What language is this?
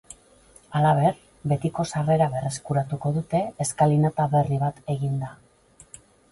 Basque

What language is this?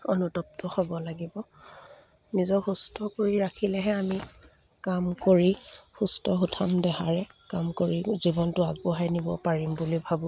Assamese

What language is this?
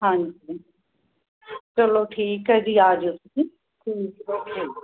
Punjabi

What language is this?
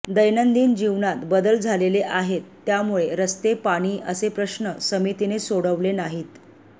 Marathi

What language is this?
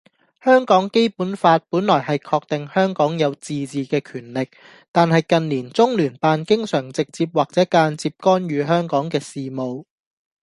Cantonese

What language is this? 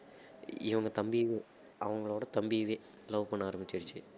Tamil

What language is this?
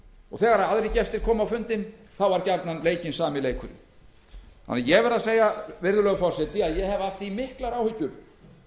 Icelandic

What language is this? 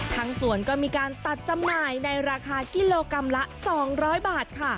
Thai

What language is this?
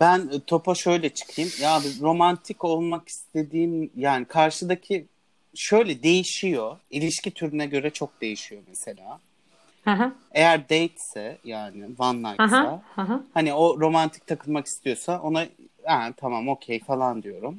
Turkish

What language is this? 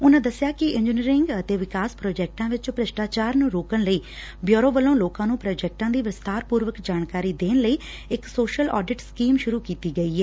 Punjabi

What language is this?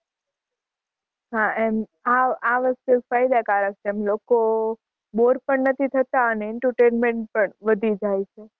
Gujarati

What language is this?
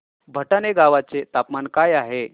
Marathi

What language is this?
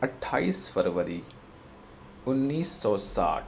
Urdu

